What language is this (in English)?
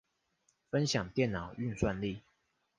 Chinese